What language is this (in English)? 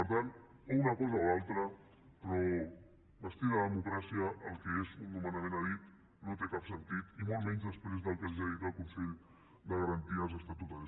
Catalan